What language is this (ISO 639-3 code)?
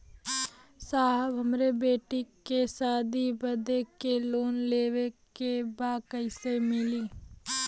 bho